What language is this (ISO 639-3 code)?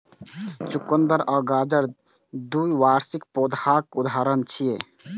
mai